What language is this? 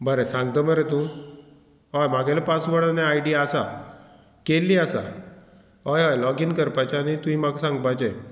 Konkani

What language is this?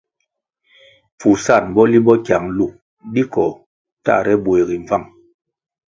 Kwasio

